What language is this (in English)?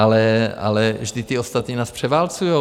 Czech